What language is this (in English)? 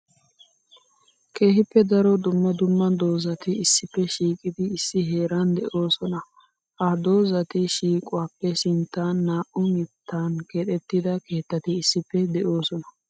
Wolaytta